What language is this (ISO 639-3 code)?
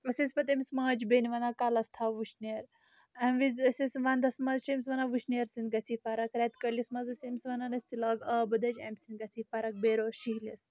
kas